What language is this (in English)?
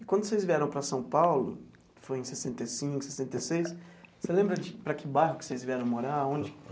Portuguese